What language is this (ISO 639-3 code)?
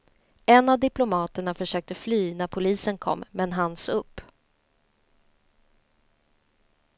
swe